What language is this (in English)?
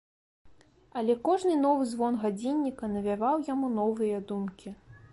Belarusian